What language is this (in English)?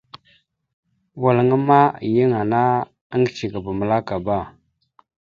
Mada (Cameroon)